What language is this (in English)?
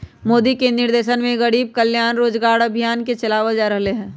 Magahi